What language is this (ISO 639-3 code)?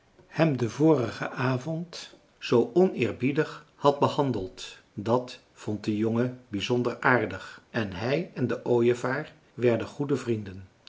nld